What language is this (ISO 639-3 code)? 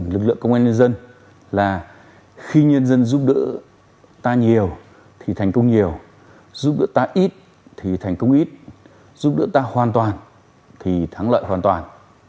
vie